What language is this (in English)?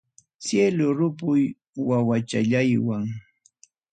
Ayacucho Quechua